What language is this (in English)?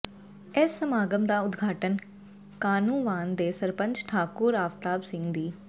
Punjabi